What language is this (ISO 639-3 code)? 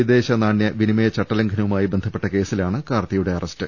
mal